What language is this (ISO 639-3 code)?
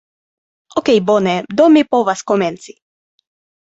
epo